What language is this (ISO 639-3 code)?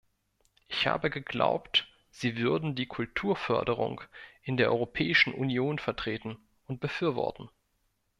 deu